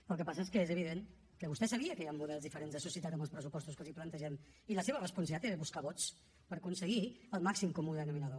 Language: Catalan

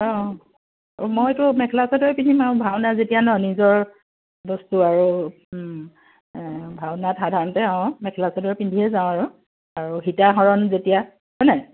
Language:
Assamese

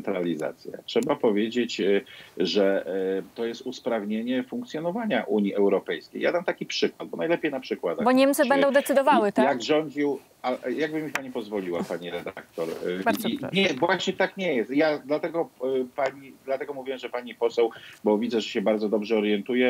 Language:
Polish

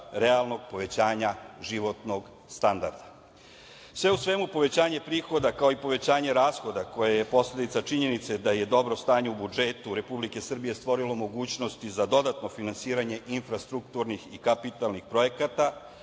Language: Serbian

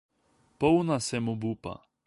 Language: Slovenian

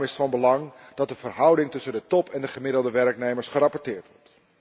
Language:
Dutch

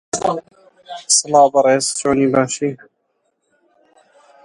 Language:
Central Kurdish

